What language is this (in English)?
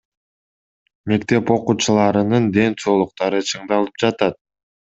Kyrgyz